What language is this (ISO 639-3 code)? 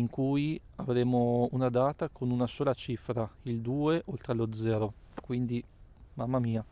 ita